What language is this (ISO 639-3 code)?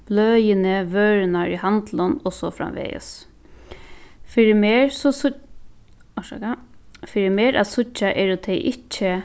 fao